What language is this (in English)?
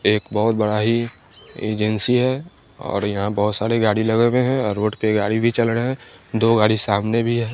Hindi